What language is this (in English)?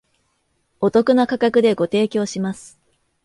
Japanese